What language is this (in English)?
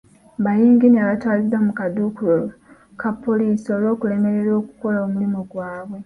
Ganda